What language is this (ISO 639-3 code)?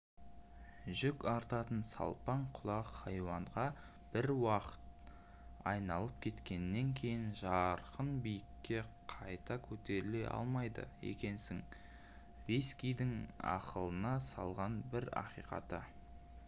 kaz